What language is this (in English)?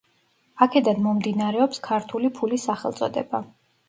Georgian